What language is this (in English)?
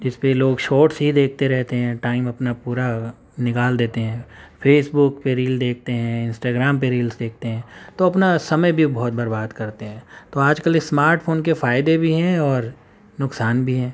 Urdu